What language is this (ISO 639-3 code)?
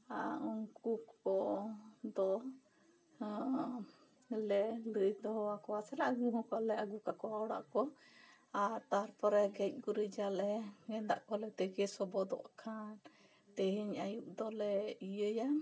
sat